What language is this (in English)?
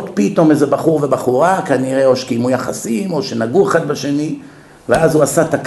Hebrew